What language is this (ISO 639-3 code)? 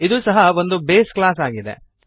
kan